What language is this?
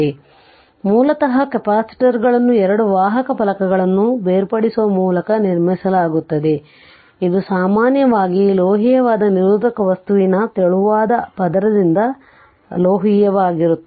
Kannada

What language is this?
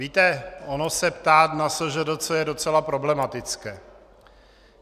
Czech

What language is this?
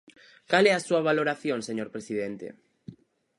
Galician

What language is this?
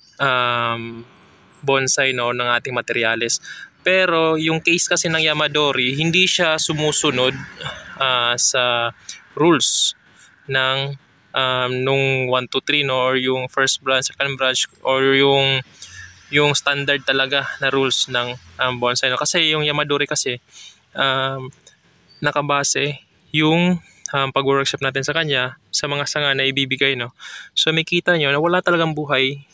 Filipino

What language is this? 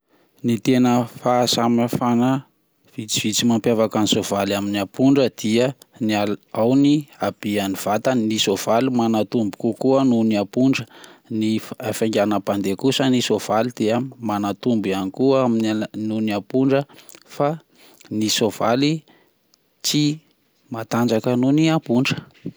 Malagasy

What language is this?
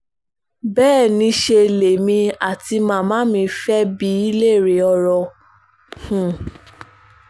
Yoruba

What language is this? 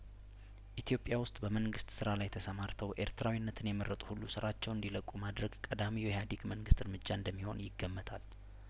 Amharic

